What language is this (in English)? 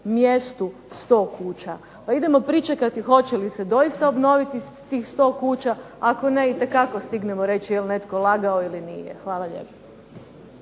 Croatian